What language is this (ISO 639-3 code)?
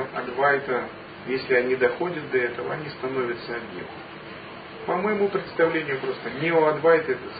rus